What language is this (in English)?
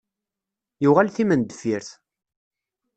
Kabyle